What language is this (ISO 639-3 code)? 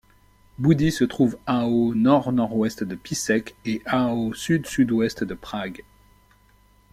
fra